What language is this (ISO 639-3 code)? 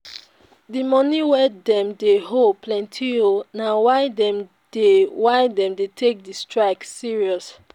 pcm